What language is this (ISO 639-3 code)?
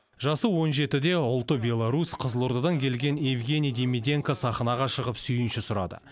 kaz